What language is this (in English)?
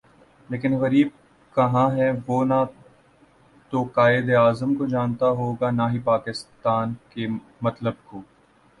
Urdu